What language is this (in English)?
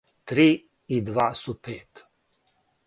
Serbian